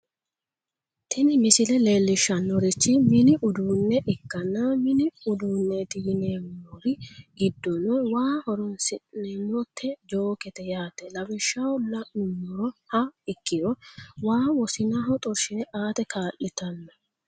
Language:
Sidamo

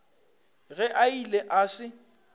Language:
Northern Sotho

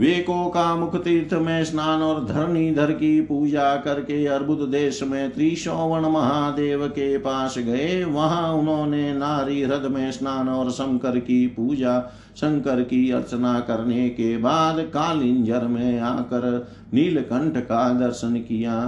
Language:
Hindi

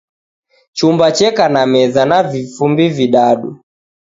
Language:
Taita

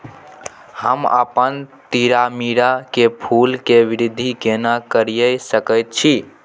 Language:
Maithili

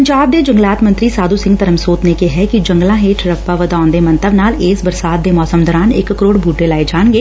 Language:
Punjabi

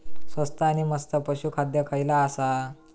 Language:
Marathi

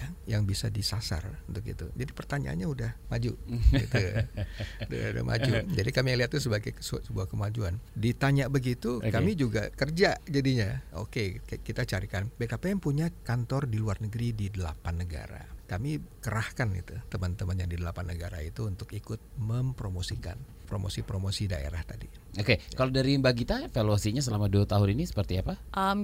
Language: Indonesian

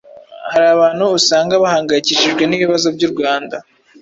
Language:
Kinyarwanda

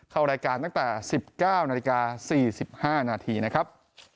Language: Thai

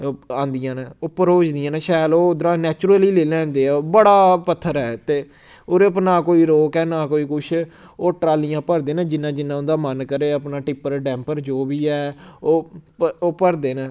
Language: Dogri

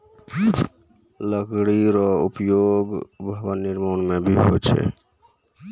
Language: Maithili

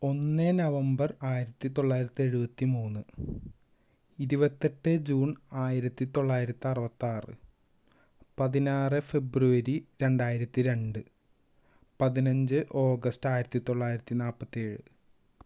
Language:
Malayalam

